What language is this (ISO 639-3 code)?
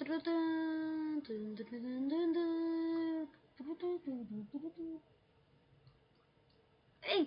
nld